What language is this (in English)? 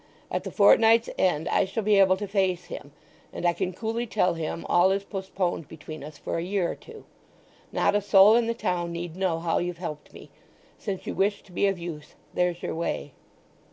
English